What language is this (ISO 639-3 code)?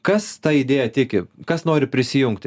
lit